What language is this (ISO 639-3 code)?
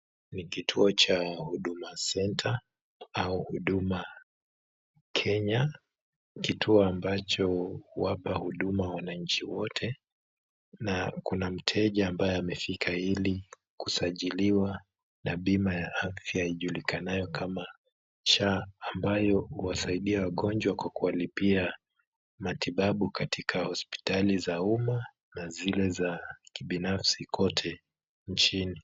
swa